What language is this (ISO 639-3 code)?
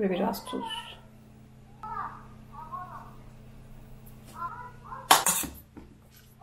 tur